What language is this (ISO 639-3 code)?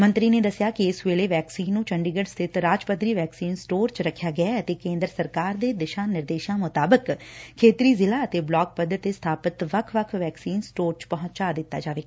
pan